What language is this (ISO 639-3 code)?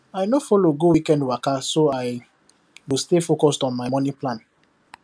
pcm